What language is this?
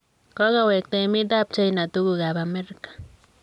Kalenjin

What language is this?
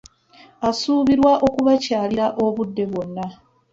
Ganda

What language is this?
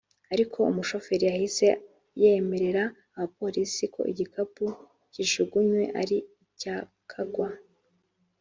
Kinyarwanda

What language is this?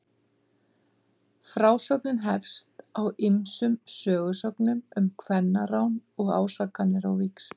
Icelandic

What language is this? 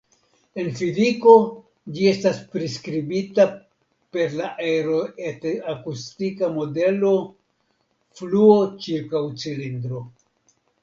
Esperanto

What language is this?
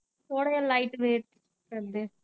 Punjabi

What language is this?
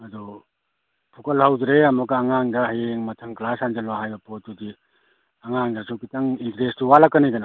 Manipuri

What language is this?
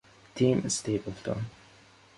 Italian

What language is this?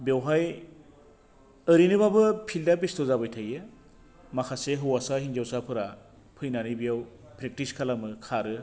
Bodo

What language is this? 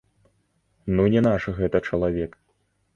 Belarusian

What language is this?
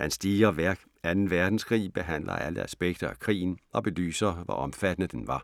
Danish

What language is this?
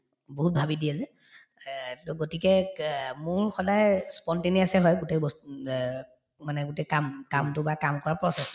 Assamese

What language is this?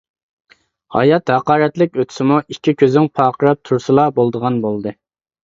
Uyghur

